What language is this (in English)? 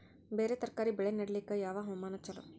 Kannada